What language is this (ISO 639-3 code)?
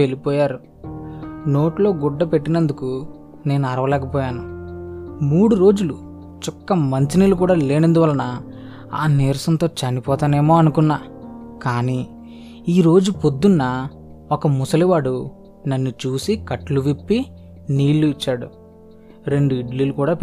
tel